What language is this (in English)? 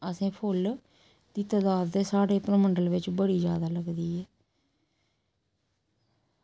Dogri